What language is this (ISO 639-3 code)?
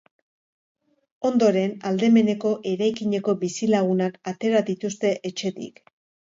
eus